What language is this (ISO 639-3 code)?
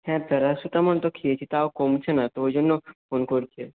ben